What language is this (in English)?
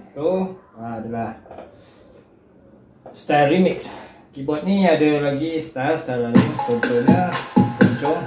Malay